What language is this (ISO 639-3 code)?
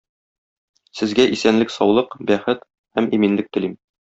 tat